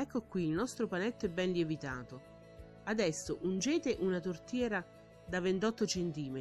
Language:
Italian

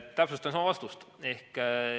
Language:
Estonian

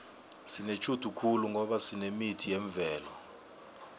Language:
South Ndebele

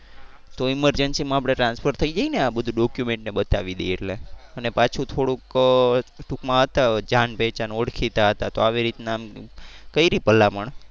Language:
Gujarati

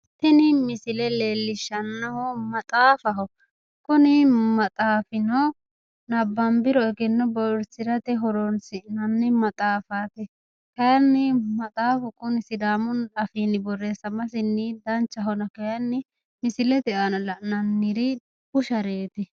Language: Sidamo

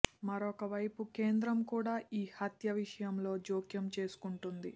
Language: Telugu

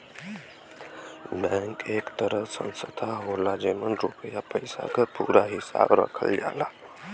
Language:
Bhojpuri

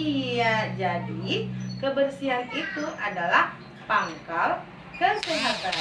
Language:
Indonesian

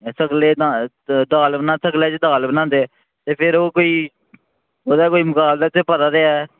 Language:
Dogri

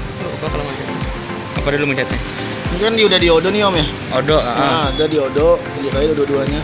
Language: Indonesian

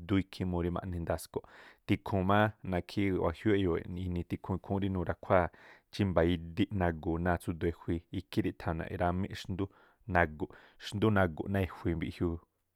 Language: Tlacoapa Me'phaa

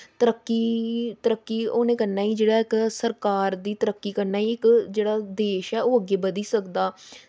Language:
Dogri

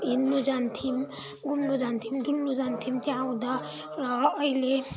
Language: Nepali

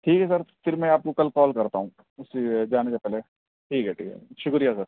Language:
Urdu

